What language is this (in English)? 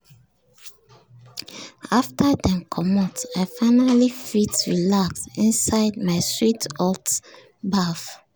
Nigerian Pidgin